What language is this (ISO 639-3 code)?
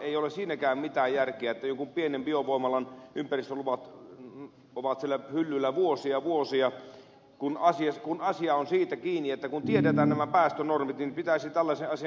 fin